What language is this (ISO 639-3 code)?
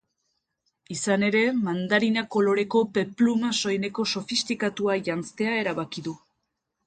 eus